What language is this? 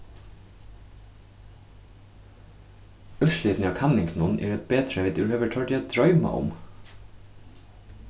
Faroese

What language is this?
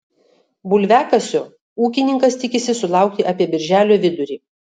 Lithuanian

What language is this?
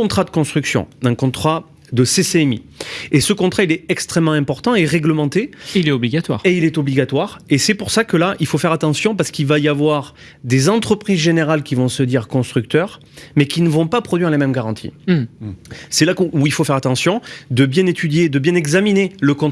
French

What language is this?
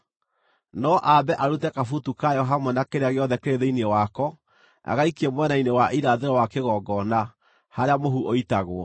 Kikuyu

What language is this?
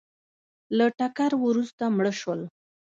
Pashto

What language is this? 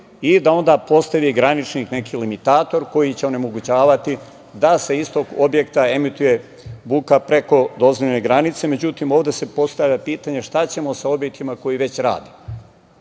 Serbian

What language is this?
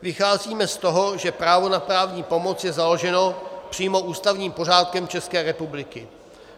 Czech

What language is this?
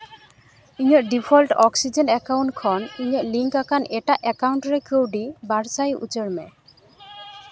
Santali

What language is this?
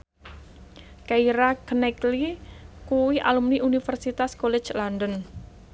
Javanese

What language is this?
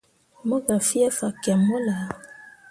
Mundang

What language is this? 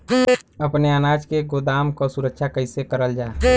Bhojpuri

